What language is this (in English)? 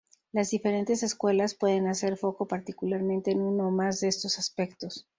Spanish